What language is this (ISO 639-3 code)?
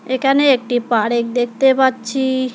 ben